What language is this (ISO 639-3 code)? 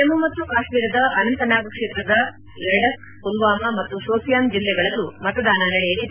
kan